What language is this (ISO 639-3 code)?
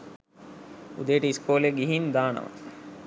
sin